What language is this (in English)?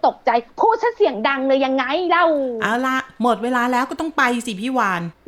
Thai